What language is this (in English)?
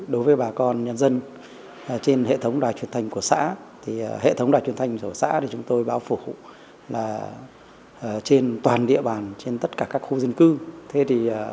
Vietnamese